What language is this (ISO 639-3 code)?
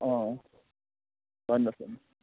nep